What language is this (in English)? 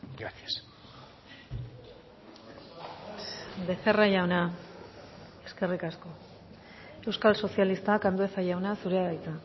Basque